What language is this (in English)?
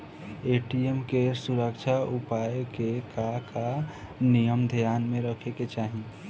Bhojpuri